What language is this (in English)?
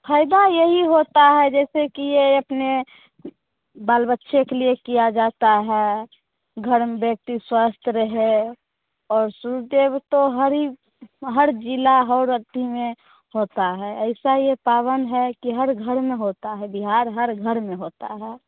Hindi